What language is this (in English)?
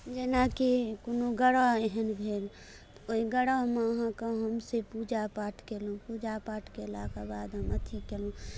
Maithili